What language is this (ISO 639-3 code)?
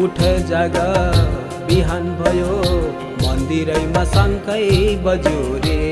hin